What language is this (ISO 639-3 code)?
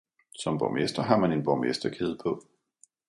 dan